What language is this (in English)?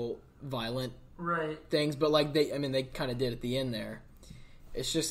English